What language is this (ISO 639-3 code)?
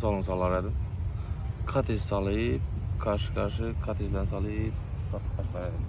tur